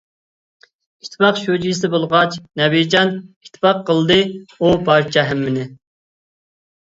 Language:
Uyghur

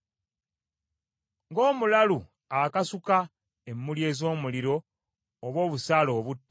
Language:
Ganda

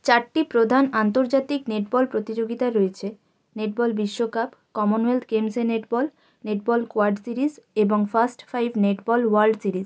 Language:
Bangla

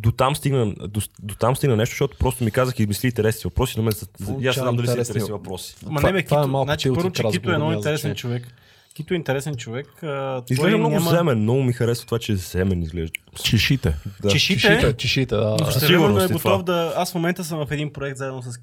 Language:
Bulgarian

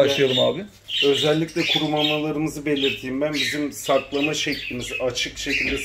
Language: Turkish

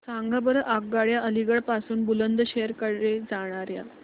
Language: Marathi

